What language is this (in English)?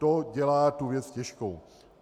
Czech